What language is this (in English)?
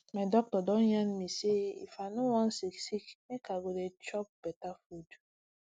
Nigerian Pidgin